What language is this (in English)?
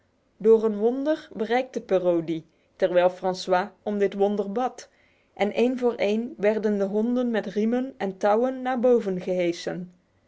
Dutch